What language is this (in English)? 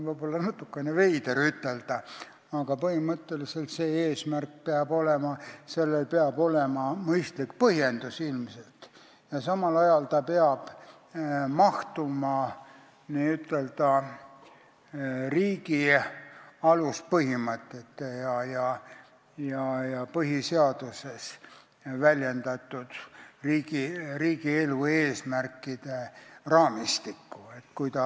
Estonian